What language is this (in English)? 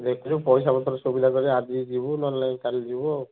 Odia